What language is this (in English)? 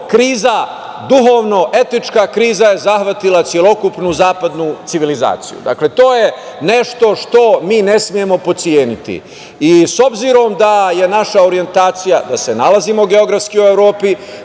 Serbian